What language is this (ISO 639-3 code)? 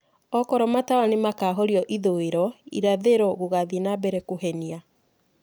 kik